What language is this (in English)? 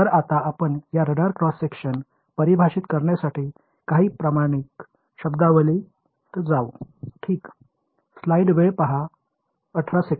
Marathi